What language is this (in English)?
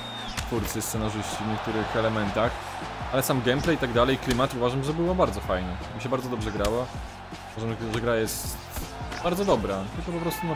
Polish